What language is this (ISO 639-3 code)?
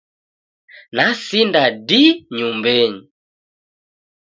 dav